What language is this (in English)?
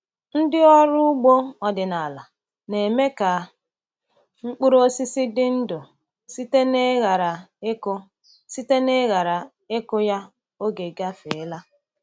Igbo